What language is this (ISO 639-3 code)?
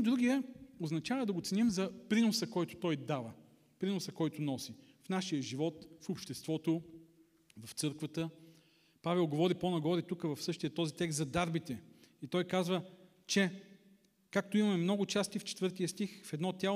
bul